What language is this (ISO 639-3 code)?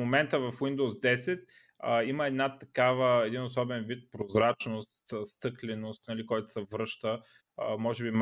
bul